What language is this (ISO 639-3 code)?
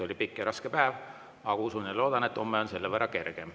est